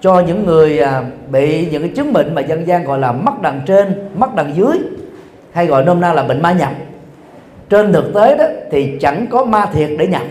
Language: Vietnamese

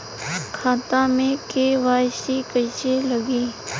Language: Bhojpuri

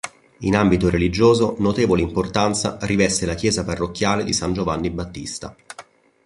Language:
Italian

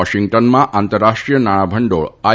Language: Gujarati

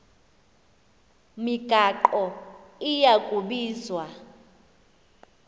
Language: Xhosa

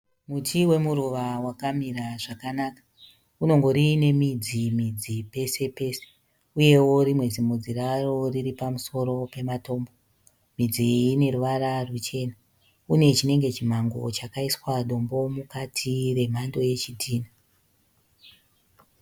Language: Shona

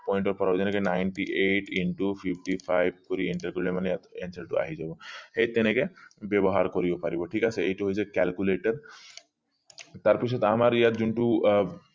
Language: Assamese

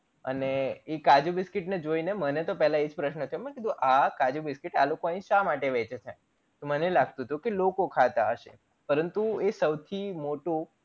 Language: Gujarati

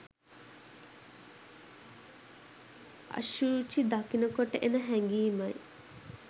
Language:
Sinhala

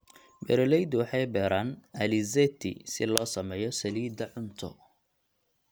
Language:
Somali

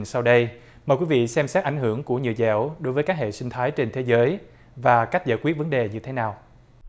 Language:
Vietnamese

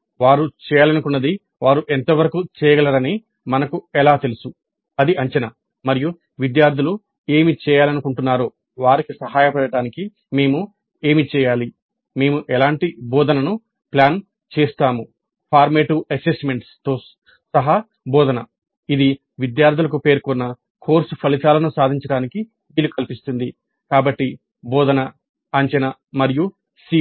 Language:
Telugu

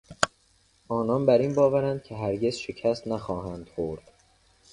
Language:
Persian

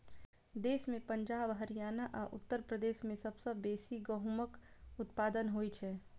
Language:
Maithili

